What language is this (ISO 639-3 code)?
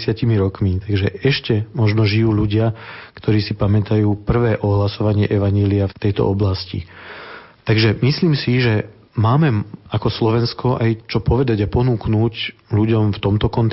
slk